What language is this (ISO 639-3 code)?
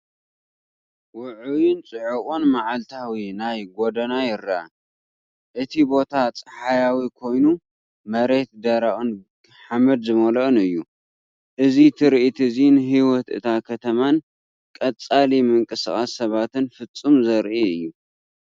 tir